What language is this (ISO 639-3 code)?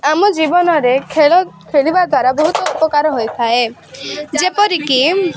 ori